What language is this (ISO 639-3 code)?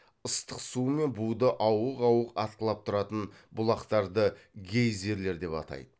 kaz